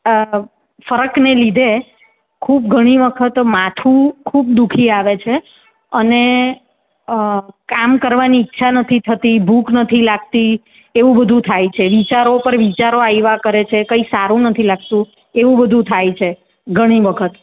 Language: Gujarati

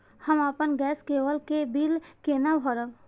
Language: Maithili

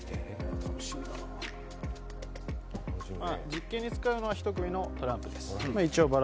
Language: Japanese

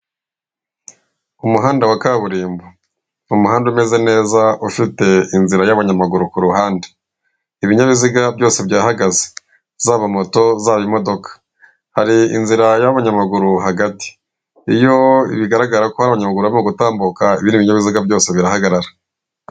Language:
Kinyarwanda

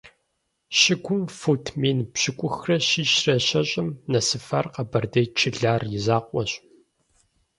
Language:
Kabardian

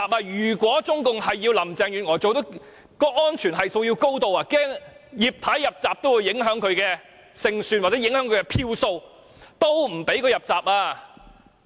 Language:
Cantonese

